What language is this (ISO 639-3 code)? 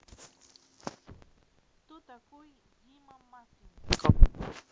rus